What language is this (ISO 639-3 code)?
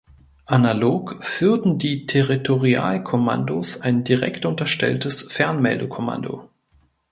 deu